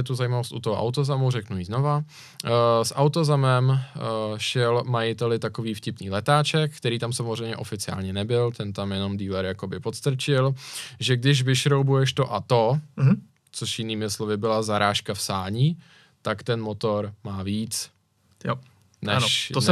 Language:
Czech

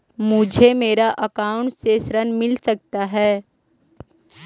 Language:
Magahi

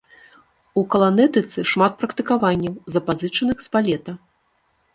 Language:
Belarusian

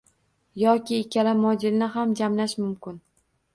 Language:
Uzbek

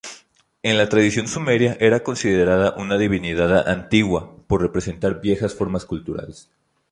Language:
Spanish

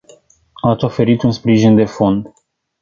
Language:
Romanian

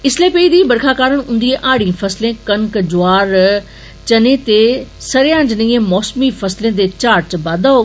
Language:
Dogri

